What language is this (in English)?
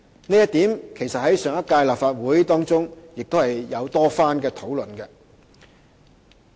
Cantonese